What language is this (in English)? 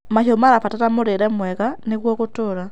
Kikuyu